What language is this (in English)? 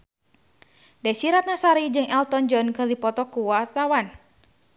Sundanese